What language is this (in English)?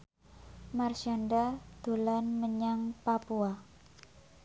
Javanese